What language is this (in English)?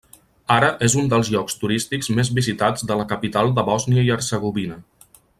Catalan